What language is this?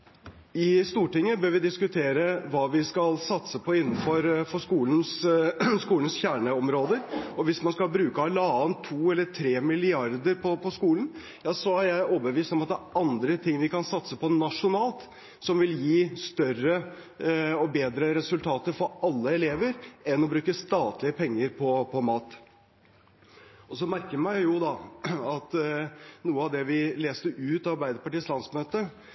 Norwegian Bokmål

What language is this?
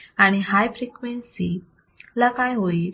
Marathi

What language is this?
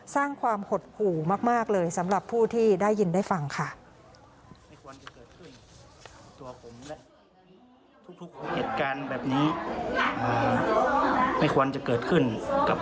Thai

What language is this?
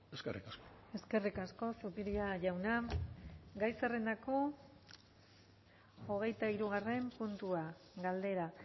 Basque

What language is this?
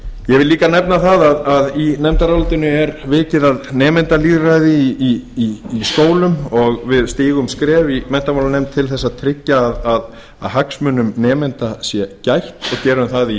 Icelandic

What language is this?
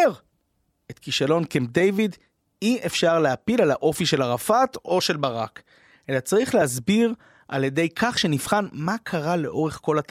Hebrew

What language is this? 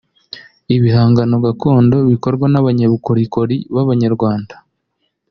Kinyarwanda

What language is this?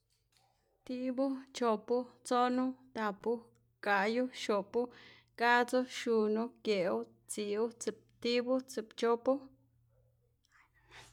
Xanaguía Zapotec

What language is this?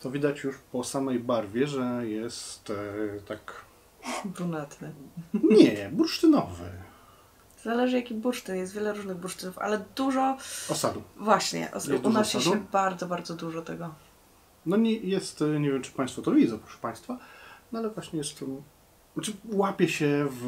Polish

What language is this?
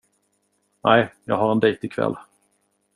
Swedish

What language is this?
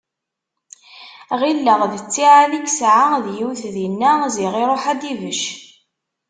Kabyle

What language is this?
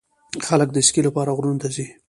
Pashto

